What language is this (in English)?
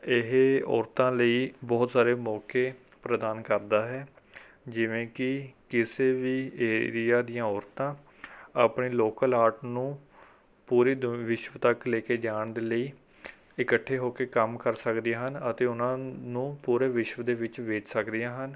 Punjabi